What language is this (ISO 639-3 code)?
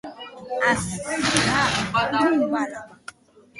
eus